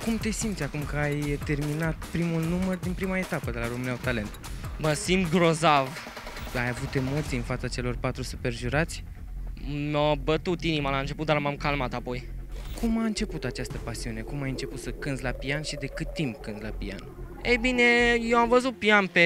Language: Romanian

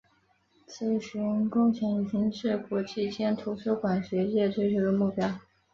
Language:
Chinese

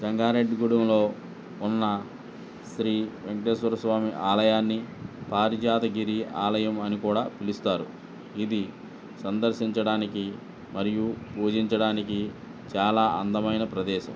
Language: Telugu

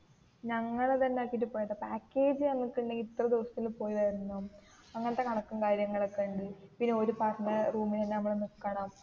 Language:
Malayalam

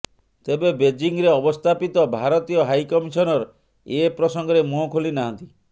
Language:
Odia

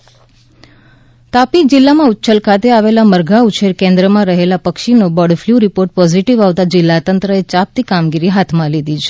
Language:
Gujarati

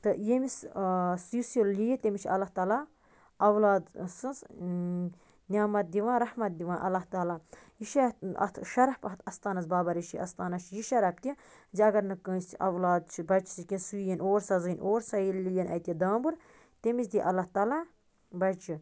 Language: Kashmiri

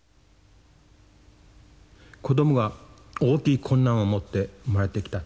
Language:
Japanese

